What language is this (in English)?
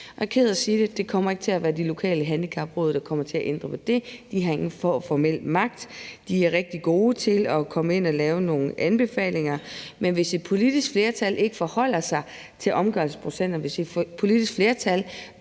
Danish